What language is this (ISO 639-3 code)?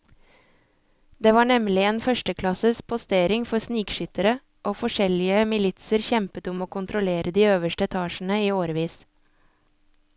nor